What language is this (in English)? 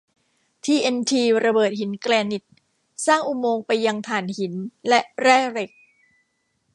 Thai